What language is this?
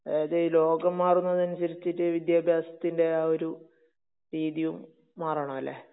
Malayalam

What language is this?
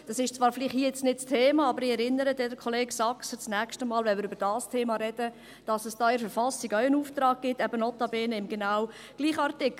Swiss German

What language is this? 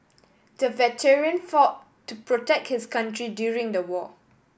English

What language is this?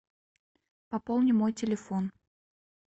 Russian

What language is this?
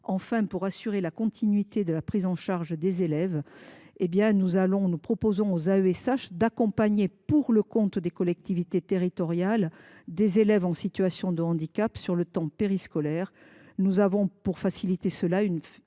French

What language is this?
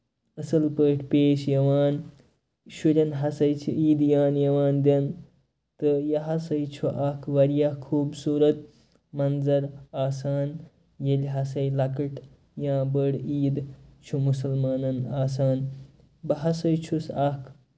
Kashmiri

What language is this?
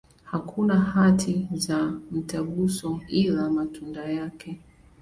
Swahili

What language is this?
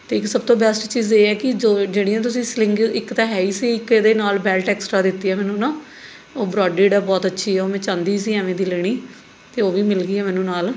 Punjabi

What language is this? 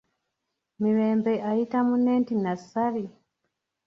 Ganda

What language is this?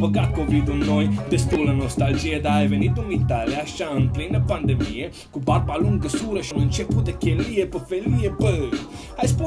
Romanian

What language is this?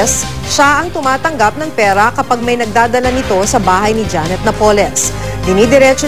Filipino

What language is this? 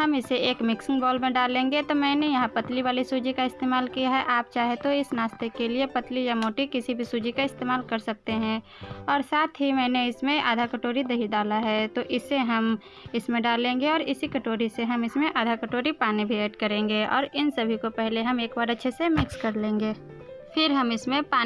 Hindi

